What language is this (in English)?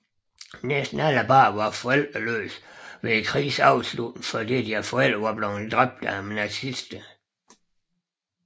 Danish